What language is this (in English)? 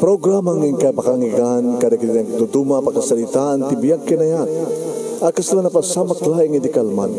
Filipino